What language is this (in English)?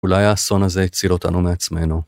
Hebrew